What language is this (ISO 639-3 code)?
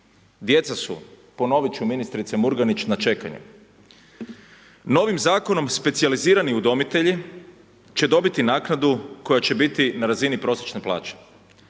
hrv